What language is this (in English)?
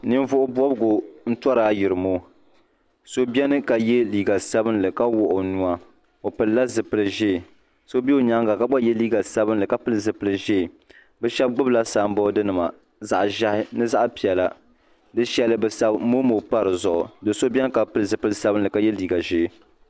Dagbani